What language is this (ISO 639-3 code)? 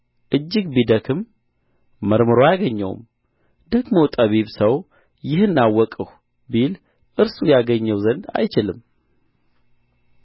amh